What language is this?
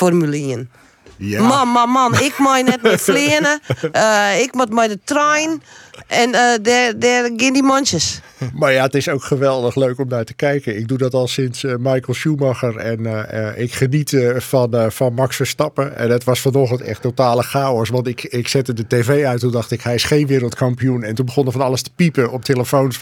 Dutch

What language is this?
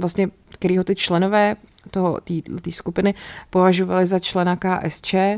Czech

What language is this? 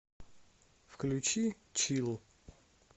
Russian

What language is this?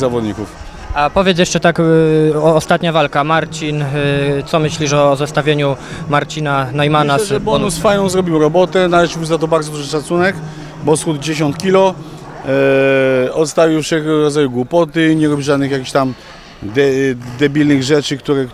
Polish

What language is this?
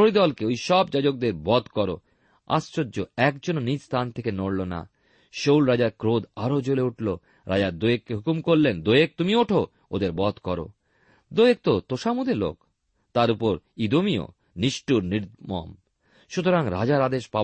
Bangla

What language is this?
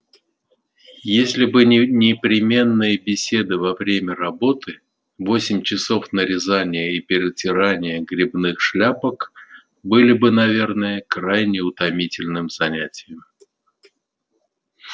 Russian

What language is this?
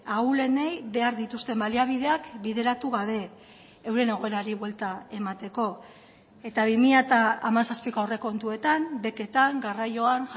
Basque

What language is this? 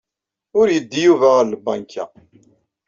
Kabyle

